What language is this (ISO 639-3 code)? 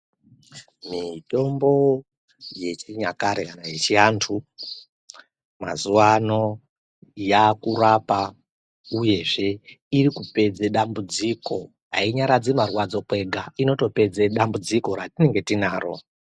ndc